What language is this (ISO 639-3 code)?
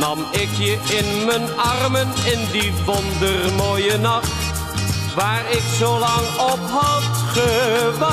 nld